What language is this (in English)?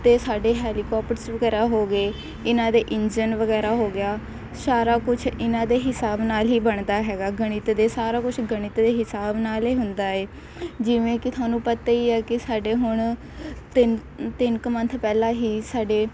Punjabi